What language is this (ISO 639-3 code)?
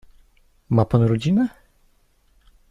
pol